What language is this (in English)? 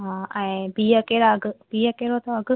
Sindhi